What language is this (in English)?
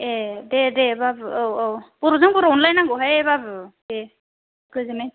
Bodo